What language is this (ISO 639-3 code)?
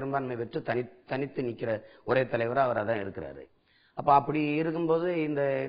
tam